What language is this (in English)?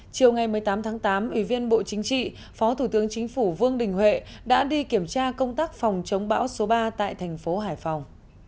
Vietnamese